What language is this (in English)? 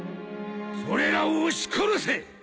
Japanese